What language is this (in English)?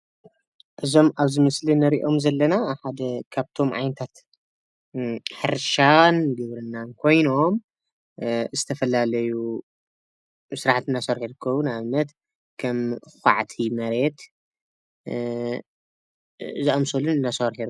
Tigrinya